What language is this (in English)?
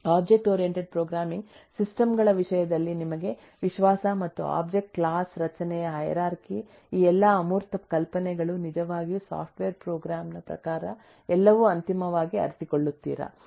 Kannada